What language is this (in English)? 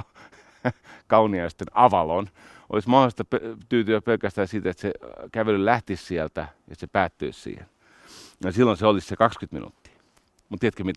Finnish